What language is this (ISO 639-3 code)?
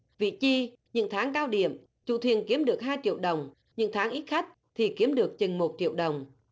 vie